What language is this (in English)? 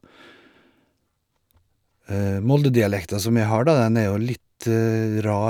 Norwegian